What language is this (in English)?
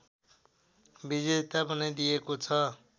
Nepali